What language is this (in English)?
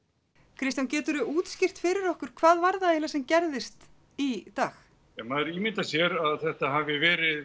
Icelandic